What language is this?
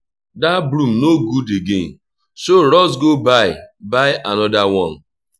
Nigerian Pidgin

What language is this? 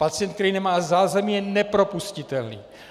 Czech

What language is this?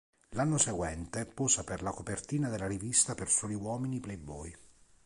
Italian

